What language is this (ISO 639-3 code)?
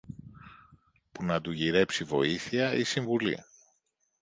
ell